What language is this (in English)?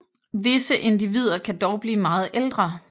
Danish